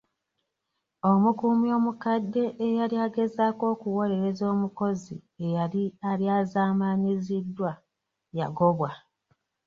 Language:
Ganda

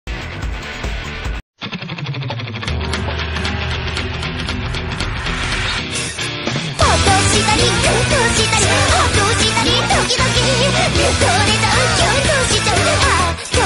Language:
Thai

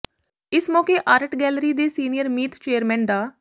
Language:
Punjabi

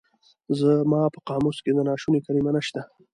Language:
Pashto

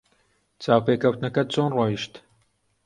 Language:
Central Kurdish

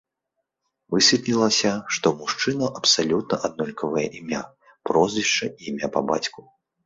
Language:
Belarusian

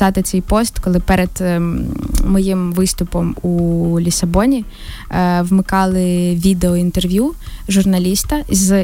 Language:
Ukrainian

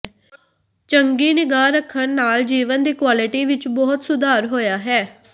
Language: Punjabi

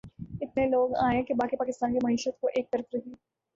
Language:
Urdu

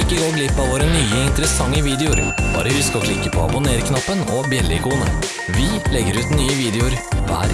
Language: Norwegian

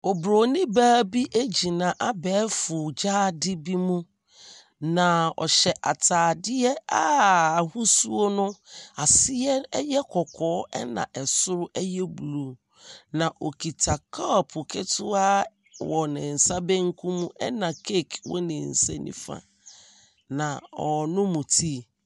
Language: Akan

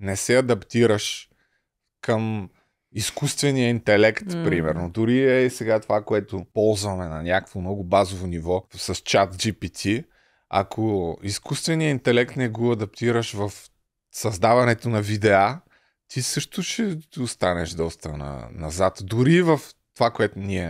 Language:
Bulgarian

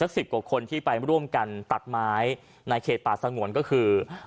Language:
Thai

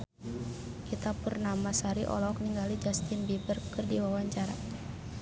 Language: Sundanese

